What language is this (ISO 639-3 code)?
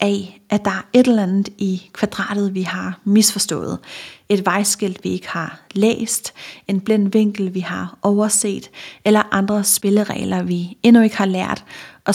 dan